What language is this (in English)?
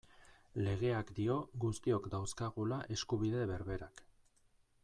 Basque